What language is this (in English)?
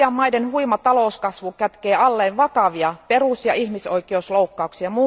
Finnish